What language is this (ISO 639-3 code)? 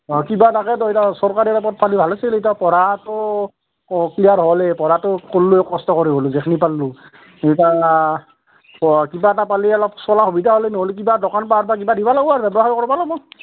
asm